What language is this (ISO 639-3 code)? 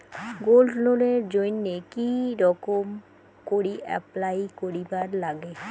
ben